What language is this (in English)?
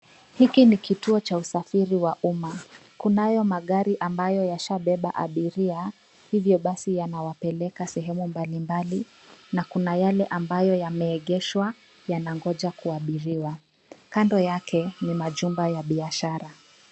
Swahili